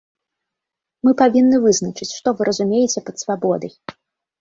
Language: Belarusian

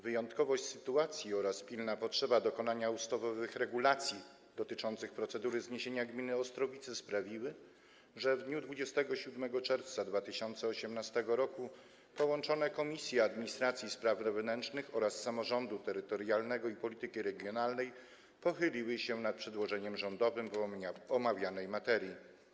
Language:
Polish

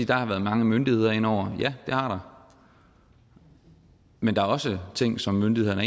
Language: Danish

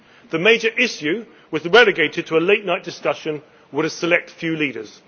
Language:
English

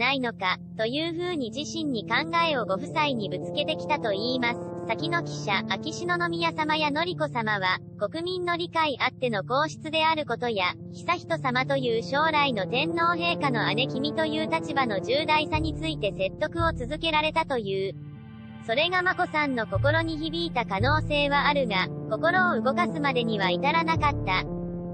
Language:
Japanese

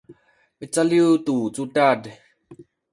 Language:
Sakizaya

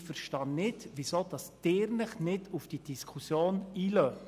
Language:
Swiss German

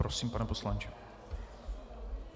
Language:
Czech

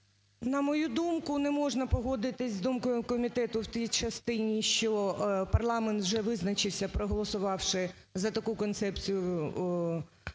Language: Ukrainian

